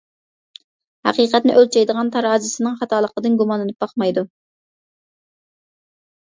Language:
Uyghur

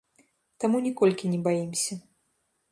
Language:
Belarusian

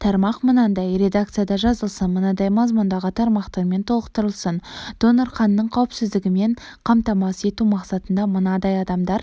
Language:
Kazakh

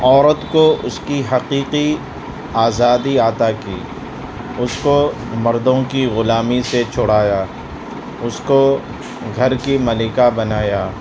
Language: Urdu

